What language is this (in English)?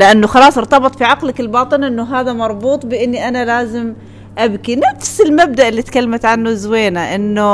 Arabic